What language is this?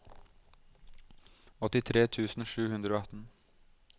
Norwegian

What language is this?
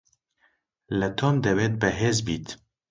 Central Kurdish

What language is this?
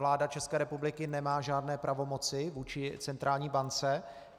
Czech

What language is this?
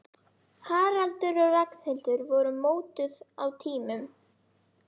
Icelandic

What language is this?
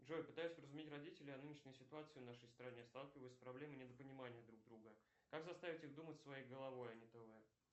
Russian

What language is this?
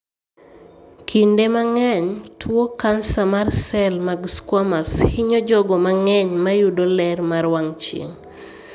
Luo (Kenya and Tanzania)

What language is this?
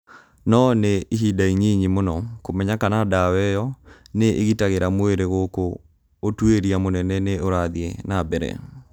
Kikuyu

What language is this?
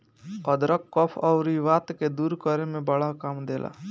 Bhojpuri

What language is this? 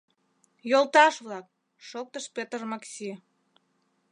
Mari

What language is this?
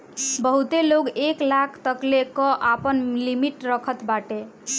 Bhojpuri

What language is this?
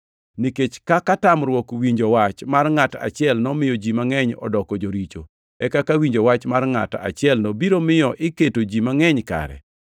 Luo (Kenya and Tanzania)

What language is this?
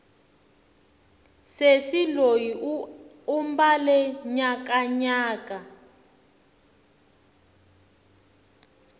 Tsonga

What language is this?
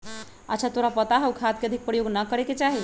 Magahi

